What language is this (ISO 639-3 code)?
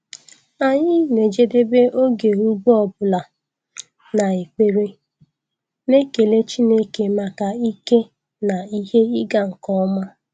ibo